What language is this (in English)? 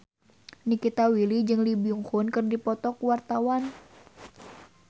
Sundanese